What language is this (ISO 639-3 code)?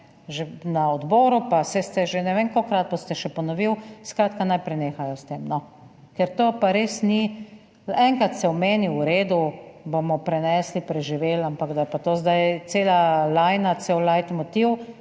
slv